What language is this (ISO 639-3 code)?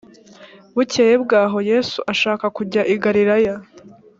kin